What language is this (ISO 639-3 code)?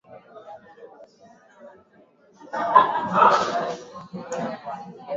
swa